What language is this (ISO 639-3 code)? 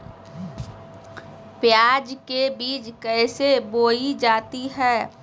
mag